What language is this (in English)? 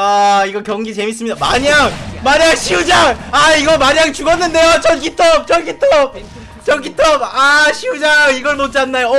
Korean